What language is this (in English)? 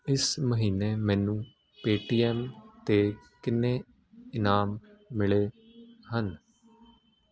Punjabi